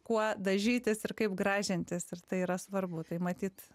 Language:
Lithuanian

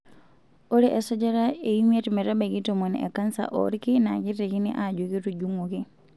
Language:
Masai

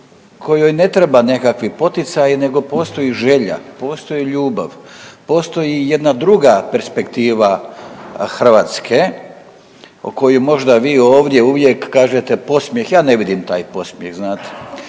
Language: Croatian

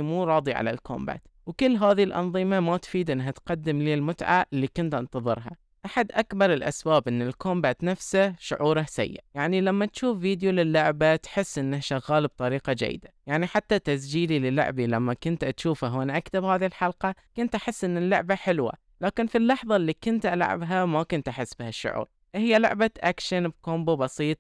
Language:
Arabic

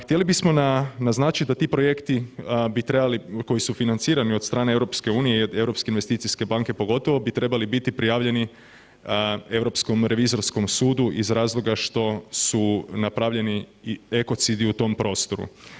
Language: Croatian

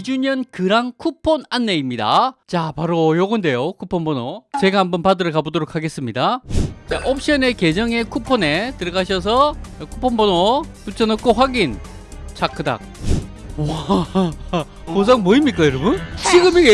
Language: Korean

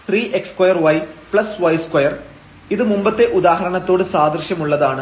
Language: Malayalam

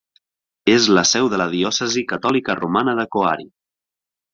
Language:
Catalan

